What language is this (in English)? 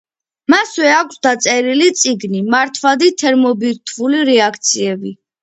Georgian